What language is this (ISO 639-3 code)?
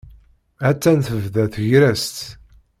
kab